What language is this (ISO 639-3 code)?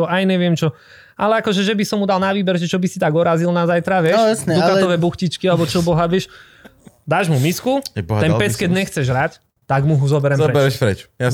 slk